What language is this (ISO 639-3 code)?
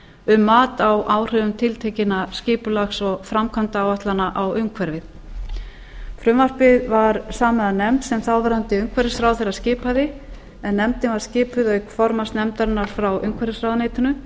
isl